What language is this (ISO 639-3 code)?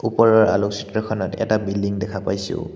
asm